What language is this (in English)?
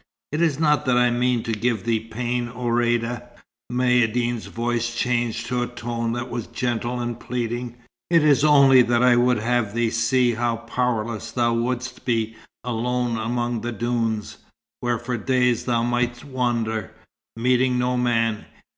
English